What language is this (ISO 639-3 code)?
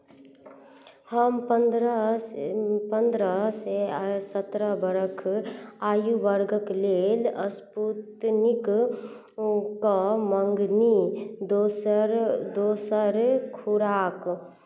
mai